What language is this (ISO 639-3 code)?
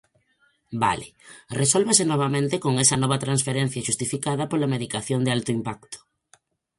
glg